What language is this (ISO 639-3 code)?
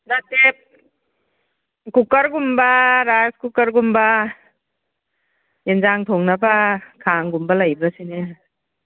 mni